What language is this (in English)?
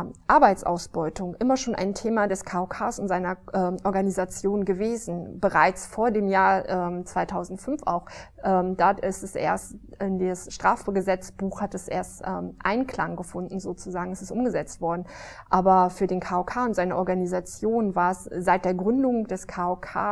German